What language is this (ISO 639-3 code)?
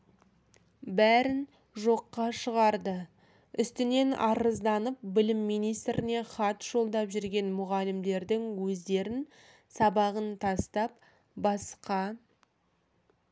kaz